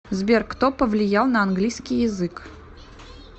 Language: Russian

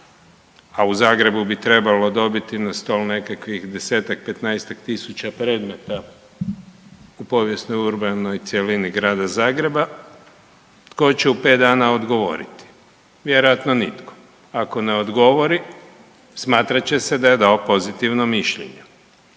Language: Croatian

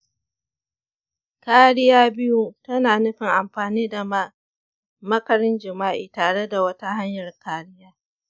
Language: Hausa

